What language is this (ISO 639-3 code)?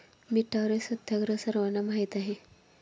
mar